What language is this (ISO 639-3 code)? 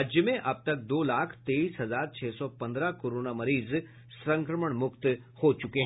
hin